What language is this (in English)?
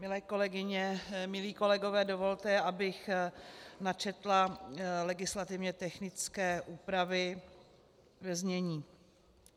Czech